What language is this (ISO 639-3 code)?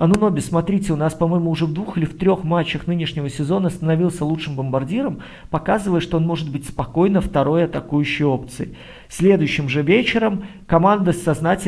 rus